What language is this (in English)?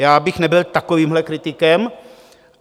Czech